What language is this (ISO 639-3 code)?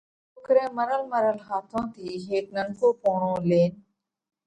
kvx